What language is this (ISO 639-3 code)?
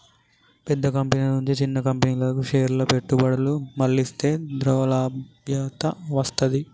tel